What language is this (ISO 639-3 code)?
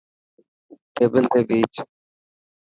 mki